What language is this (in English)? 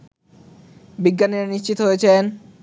Bangla